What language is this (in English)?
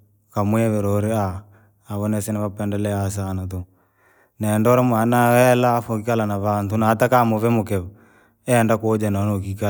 Langi